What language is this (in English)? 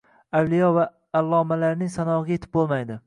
Uzbek